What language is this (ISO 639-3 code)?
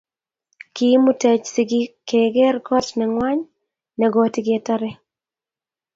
kln